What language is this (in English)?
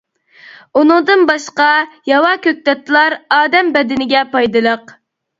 Uyghur